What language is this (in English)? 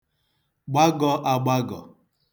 Igbo